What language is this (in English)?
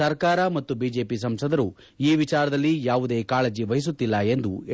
Kannada